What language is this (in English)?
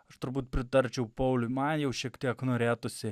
Lithuanian